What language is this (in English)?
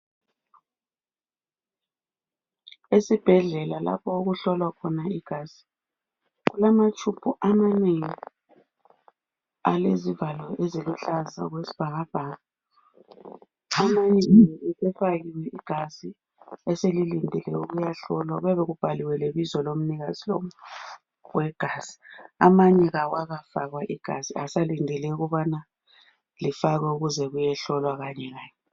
North Ndebele